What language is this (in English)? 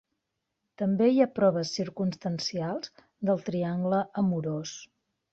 Catalan